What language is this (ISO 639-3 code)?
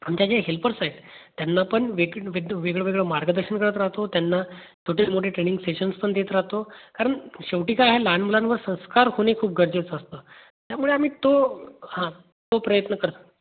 mar